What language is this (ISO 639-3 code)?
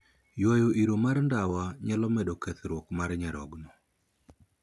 luo